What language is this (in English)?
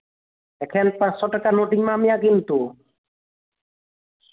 Santali